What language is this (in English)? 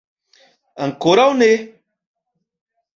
Esperanto